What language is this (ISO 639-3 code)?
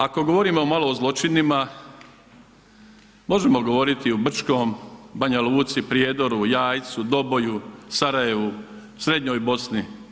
hrv